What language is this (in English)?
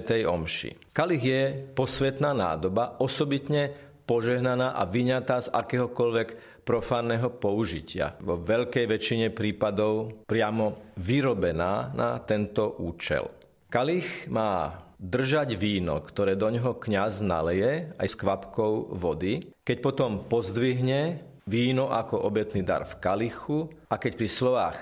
Slovak